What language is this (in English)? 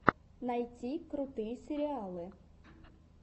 Russian